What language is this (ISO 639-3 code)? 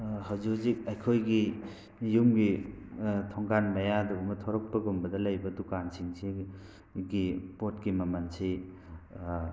mni